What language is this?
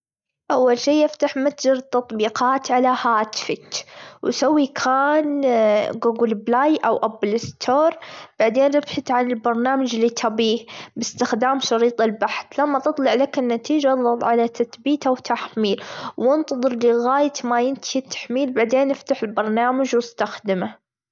Gulf Arabic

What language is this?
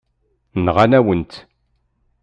Kabyle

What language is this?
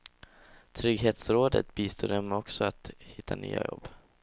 Swedish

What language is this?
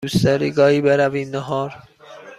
Persian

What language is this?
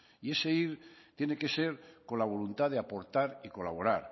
Spanish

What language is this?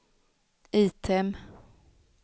Swedish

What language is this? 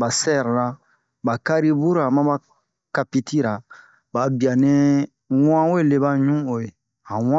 Bomu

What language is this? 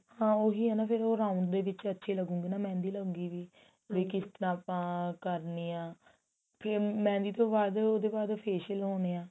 Punjabi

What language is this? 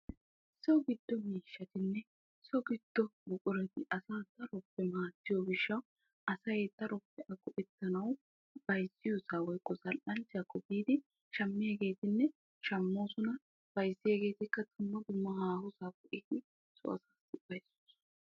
Wolaytta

